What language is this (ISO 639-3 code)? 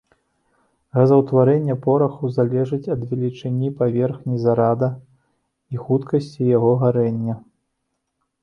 bel